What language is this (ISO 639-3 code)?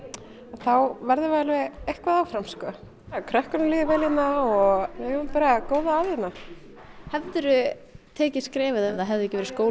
isl